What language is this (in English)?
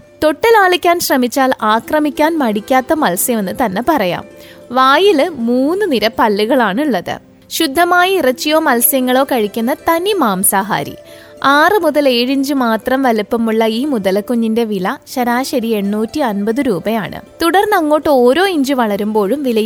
Malayalam